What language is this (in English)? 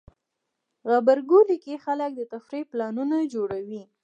Pashto